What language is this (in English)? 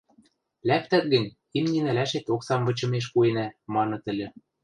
Western Mari